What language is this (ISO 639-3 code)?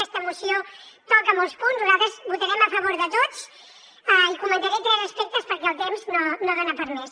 cat